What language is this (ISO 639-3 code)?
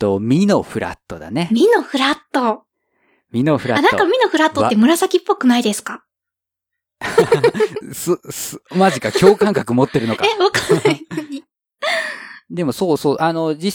jpn